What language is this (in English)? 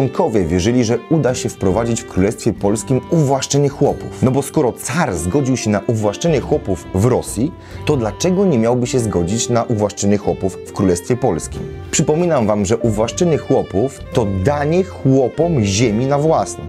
Polish